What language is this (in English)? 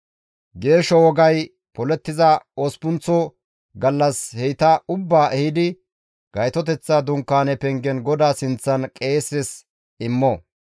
Gamo